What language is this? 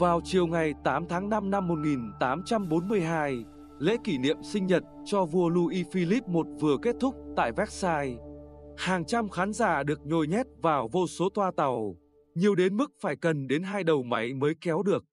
Vietnamese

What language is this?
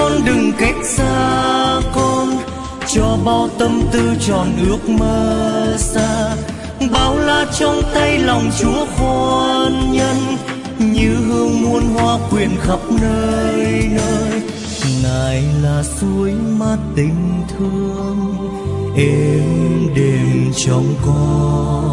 Vietnamese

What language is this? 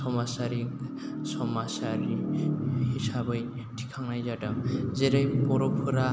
Bodo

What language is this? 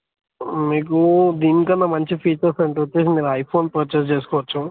Telugu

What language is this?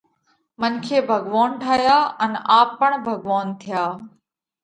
Parkari Koli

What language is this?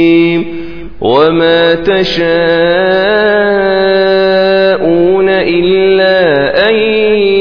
Arabic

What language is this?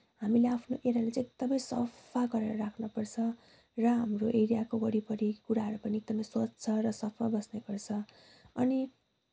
Nepali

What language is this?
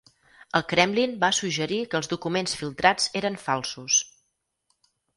Catalan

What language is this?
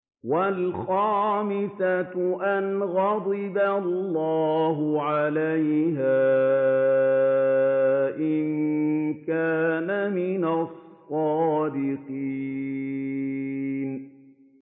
Arabic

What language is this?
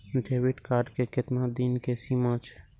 Maithili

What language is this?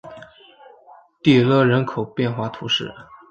Chinese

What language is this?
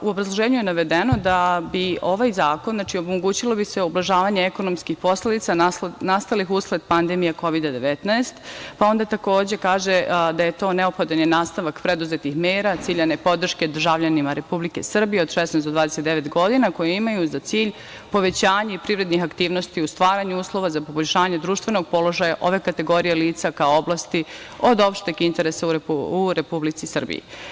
Serbian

